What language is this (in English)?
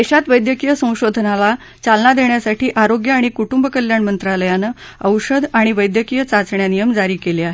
Marathi